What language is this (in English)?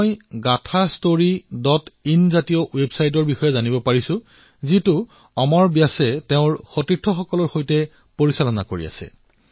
Assamese